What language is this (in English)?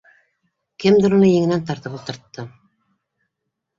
Bashkir